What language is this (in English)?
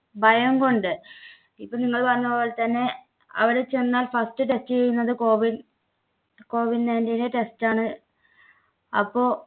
Malayalam